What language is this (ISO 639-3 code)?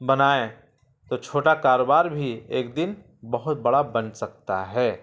urd